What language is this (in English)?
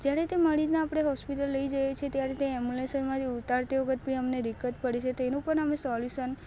Gujarati